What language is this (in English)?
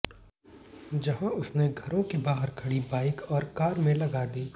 Hindi